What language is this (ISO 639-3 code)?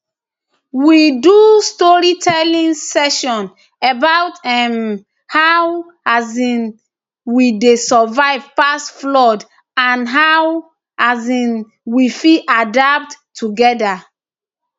pcm